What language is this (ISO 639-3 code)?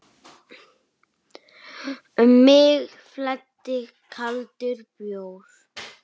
isl